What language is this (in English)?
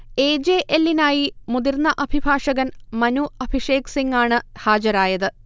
Malayalam